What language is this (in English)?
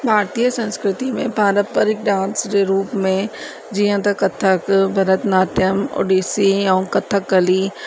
Sindhi